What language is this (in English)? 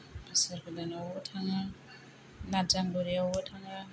Bodo